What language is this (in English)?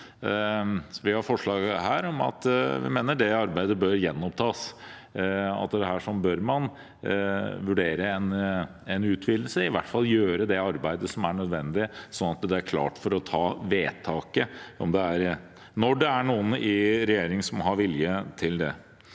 Norwegian